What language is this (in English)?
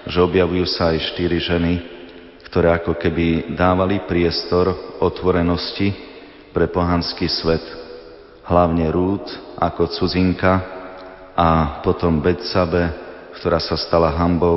Slovak